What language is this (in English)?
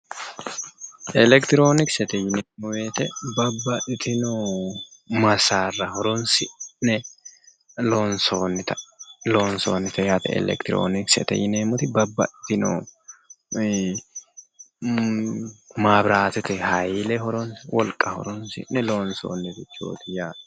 Sidamo